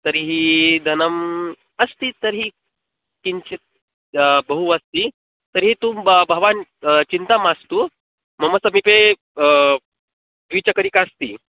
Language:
Sanskrit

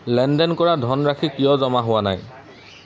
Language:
Assamese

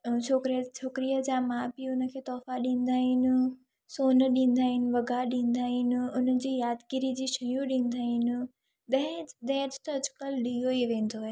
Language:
Sindhi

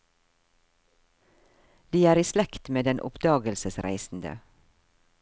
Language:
Norwegian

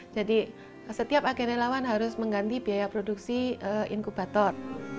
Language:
Indonesian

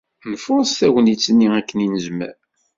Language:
Kabyle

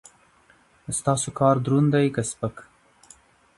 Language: Pashto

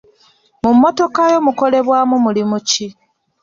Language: Ganda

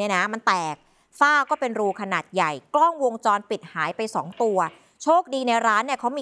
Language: Thai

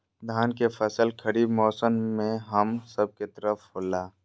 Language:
Magahi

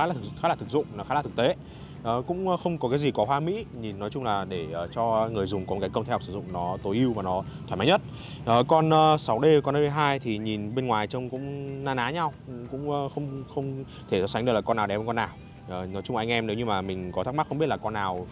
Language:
Vietnamese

